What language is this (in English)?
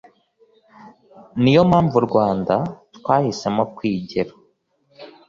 Kinyarwanda